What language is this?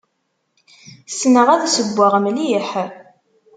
Kabyle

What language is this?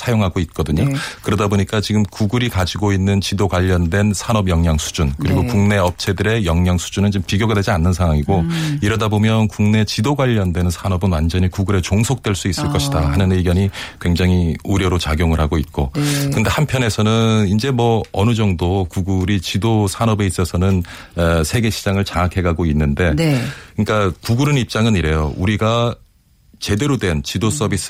Korean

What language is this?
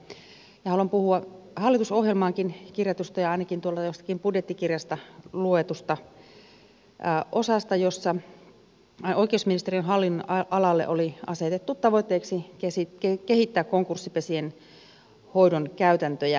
Finnish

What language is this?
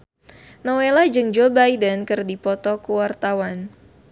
Sundanese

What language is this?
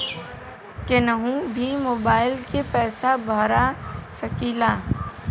Bhojpuri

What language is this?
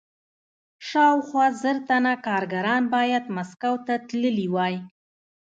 Pashto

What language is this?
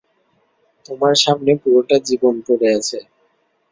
Bangla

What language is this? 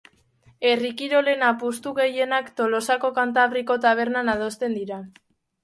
Basque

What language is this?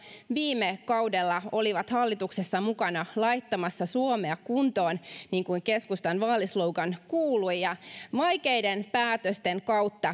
Finnish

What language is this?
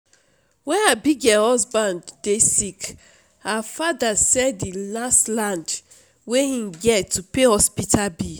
Nigerian Pidgin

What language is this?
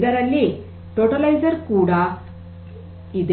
Kannada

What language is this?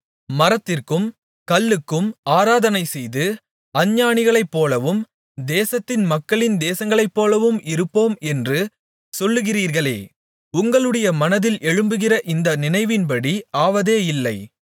Tamil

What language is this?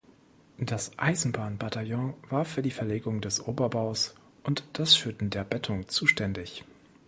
German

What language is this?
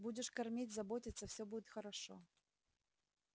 Russian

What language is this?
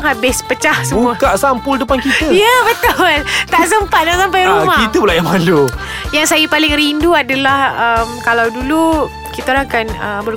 Malay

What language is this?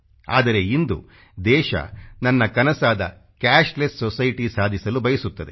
Kannada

